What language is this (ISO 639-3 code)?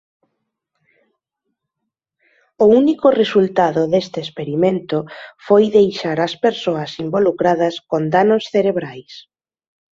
glg